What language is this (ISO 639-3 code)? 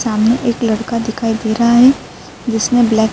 urd